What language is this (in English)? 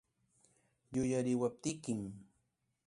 Ayacucho Quechua